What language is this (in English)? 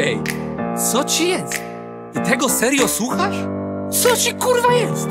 Polish